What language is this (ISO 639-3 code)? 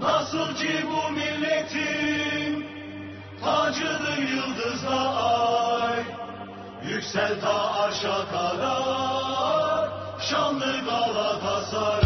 tur